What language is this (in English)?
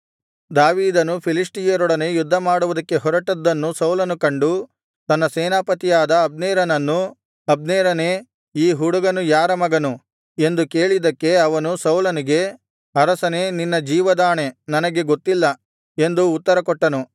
Kannada